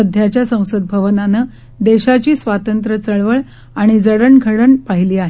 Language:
Marathi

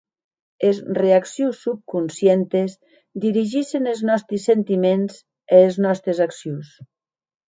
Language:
Occitan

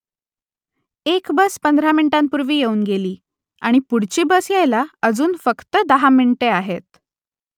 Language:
Marathi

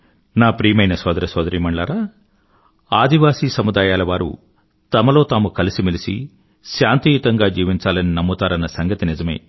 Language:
Telugu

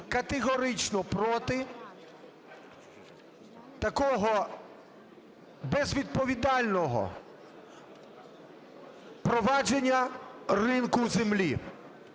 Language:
Ukrainian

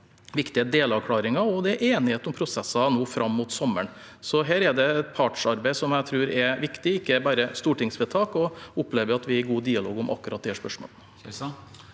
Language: Norwegian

